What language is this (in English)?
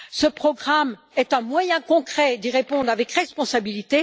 French